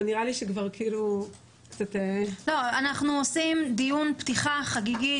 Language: Hebrew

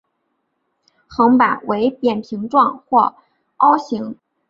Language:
Chinese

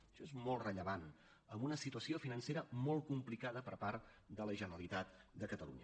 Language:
Catalan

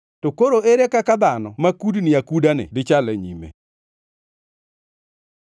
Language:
Luo (Kenya and Tanzania)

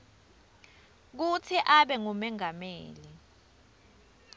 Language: Swati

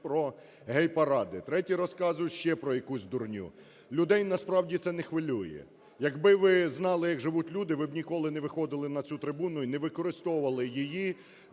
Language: Ukrainian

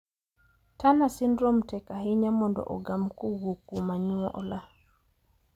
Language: Luo (Kenya and Tanzania)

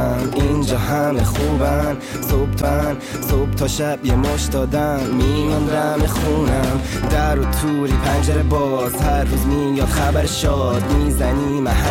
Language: Persian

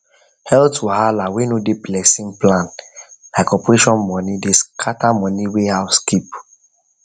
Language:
Nigerian Pidgin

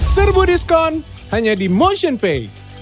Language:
Indonesian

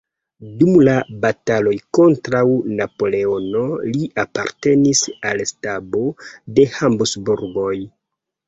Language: Esperanto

